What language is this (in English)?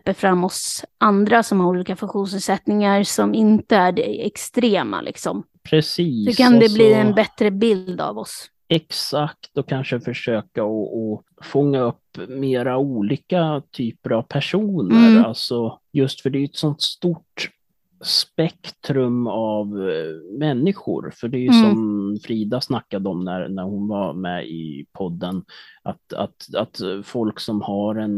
Swedish